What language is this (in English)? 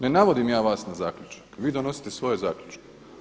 Croatian